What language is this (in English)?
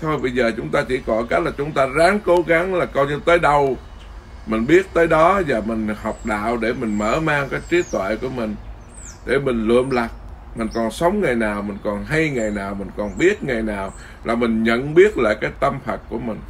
Vietnamese